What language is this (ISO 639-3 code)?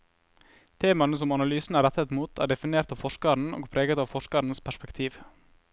nor